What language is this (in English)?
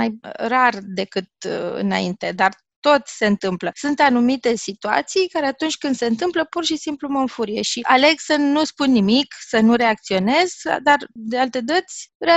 Romanian